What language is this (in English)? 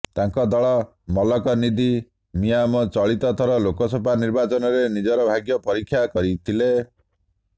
Odia